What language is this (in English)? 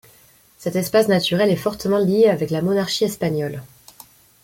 French